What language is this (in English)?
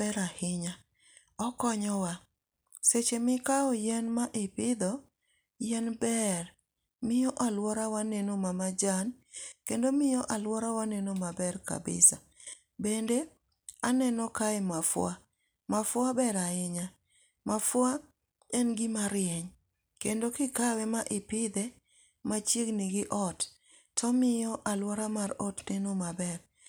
Luo (Kenya and Tanzania)